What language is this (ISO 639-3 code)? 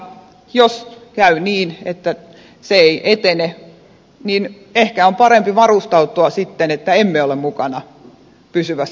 fin